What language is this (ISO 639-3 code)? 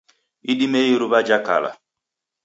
dav